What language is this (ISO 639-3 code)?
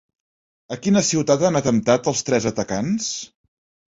cat